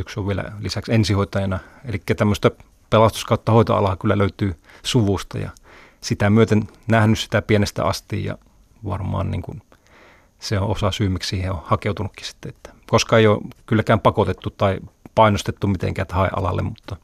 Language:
Finnish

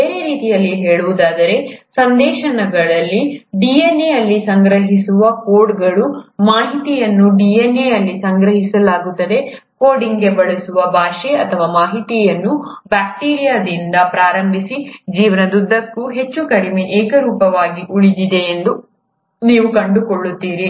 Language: Kannada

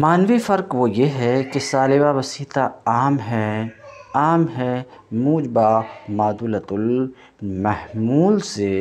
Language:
Hindi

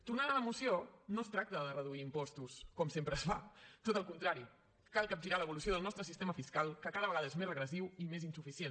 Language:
Catalan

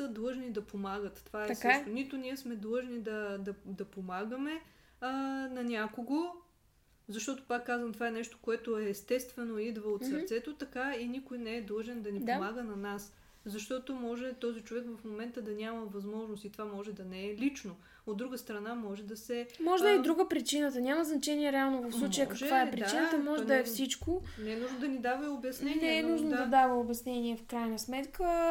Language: Bulgarian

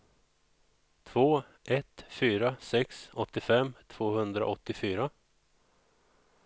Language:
Swedish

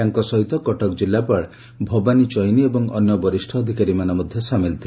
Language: Odia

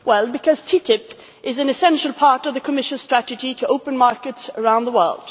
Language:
English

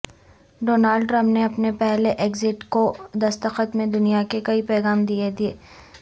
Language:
Urdu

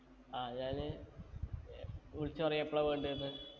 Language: Malayalam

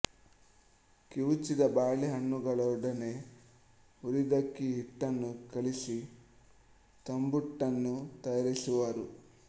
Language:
Kannada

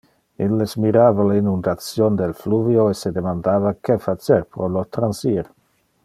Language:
Interlingua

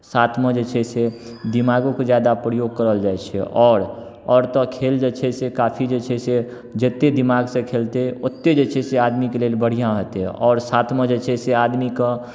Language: Maithili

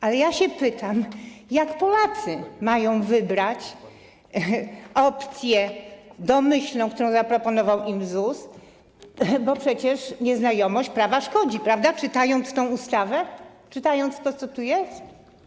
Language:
Polish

